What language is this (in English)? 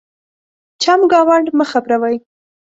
Pashto